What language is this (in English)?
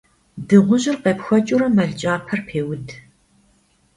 Kabardian